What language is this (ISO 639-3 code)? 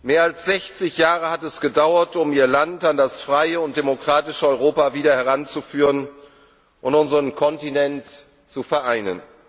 deu